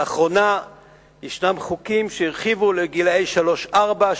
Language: Hebrew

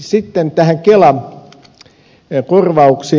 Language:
Finnish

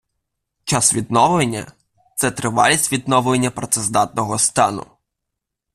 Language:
Ukrainian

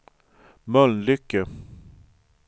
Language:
Swedish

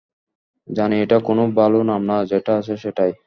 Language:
Bangla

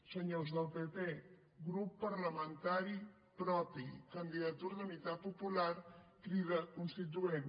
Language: Catalan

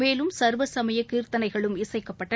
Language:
Tamil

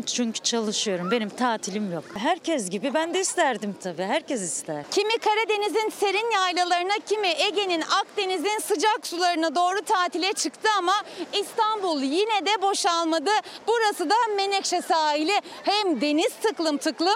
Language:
Turkish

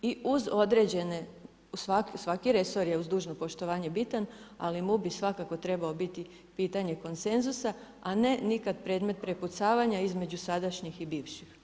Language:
Croatian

